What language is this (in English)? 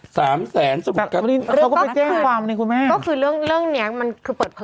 Thai